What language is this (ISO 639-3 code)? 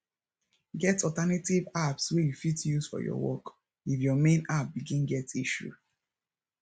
pcm